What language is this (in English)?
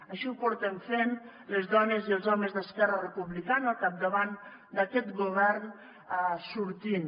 Catalan